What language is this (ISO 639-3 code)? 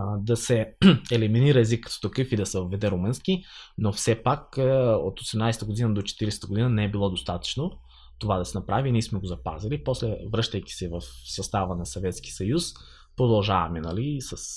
bul